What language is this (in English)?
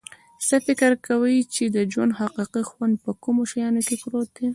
Pashto